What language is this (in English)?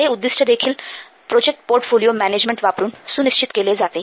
Marathi